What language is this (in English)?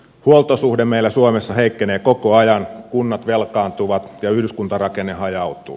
Finnish